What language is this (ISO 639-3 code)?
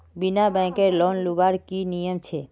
mag